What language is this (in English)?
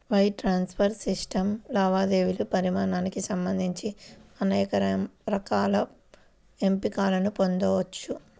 Telugu